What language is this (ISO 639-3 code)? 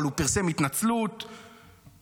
heb